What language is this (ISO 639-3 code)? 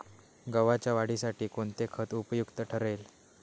mar